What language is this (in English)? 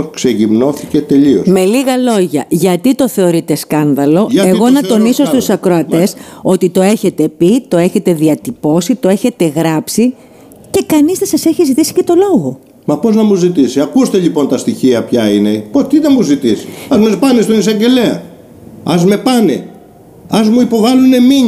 Greek